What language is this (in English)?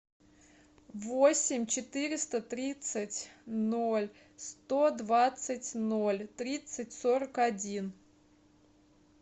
Russian